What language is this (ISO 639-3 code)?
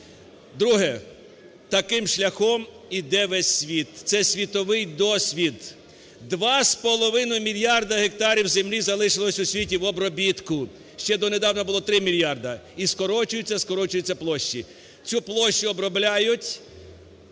ukr